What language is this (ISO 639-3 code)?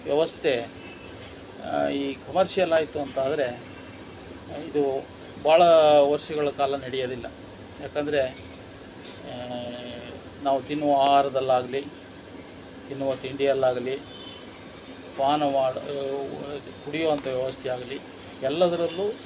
kan